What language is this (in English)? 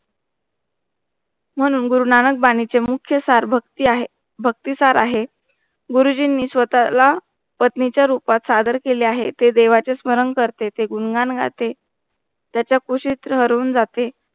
Marathi